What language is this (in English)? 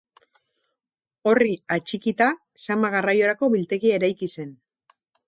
Basque